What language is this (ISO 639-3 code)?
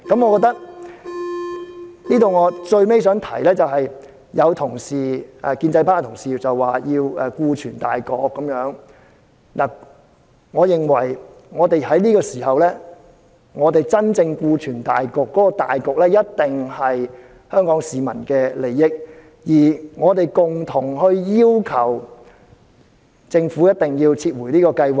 yue